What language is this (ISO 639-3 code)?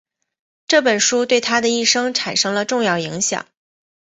zho